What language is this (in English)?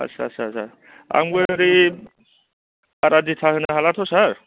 Bodo